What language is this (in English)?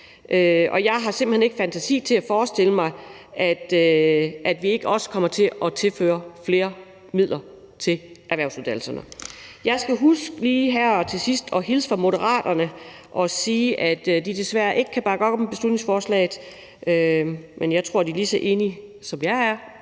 Danish